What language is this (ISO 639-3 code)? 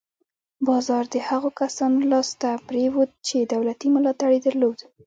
pus